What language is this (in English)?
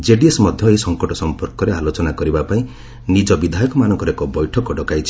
Odia